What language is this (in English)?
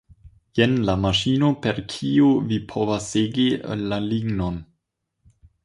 Esperanto